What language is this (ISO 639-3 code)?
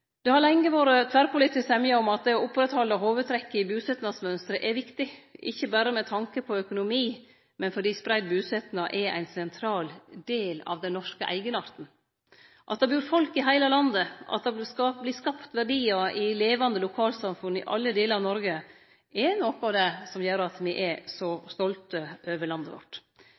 nno